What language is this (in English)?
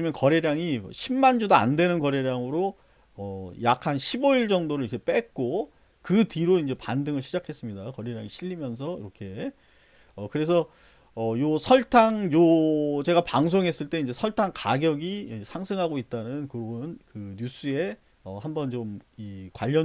Korean